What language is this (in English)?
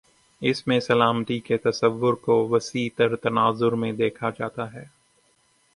Urdu